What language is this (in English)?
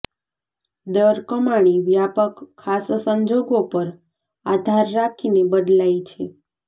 Gujarati